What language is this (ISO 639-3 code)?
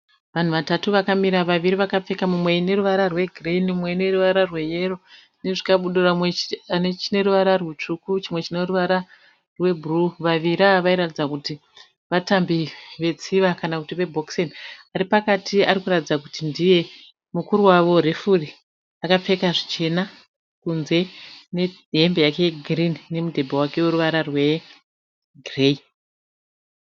sna